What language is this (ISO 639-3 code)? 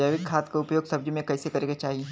bho